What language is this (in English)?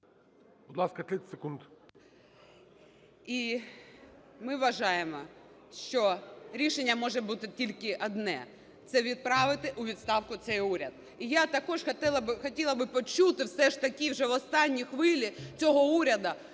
Ukrainian